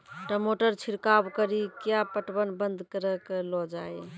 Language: Maithili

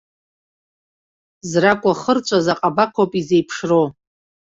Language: Abkhazian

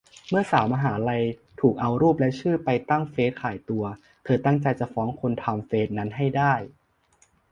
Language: Thai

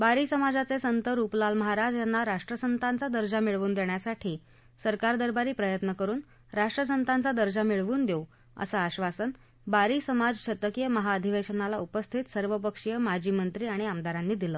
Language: Marathi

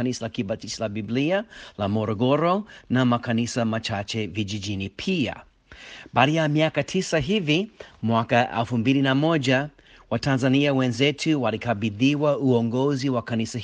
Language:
Swahili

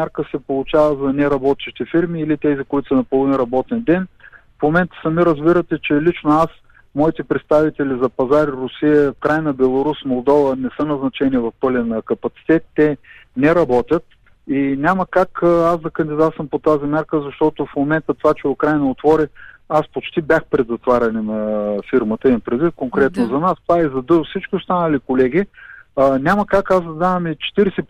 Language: Bulgarian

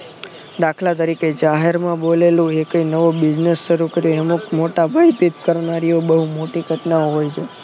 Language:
Gujarati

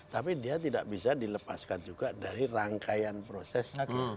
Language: Indonesian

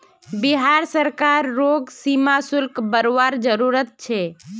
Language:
Magahi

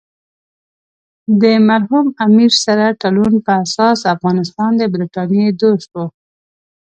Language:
Pashto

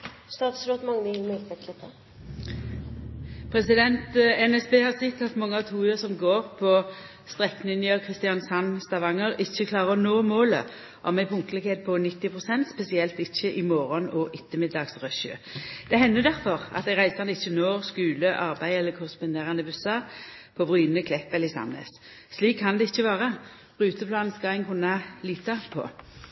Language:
Norwegian Nynorsk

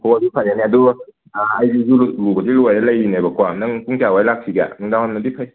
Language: Manipuri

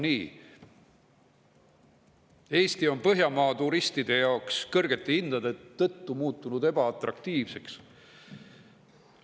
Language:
Estonian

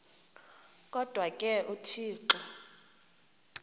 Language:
Xhosa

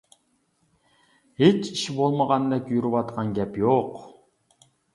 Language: Uyghur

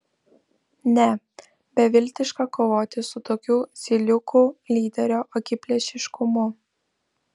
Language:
Lithuanian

